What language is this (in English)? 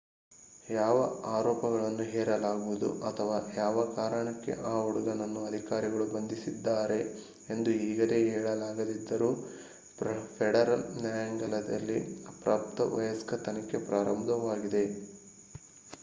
Kannada